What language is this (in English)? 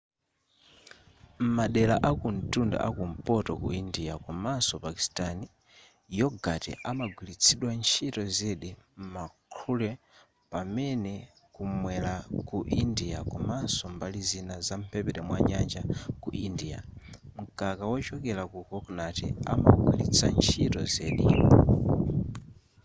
Nyanja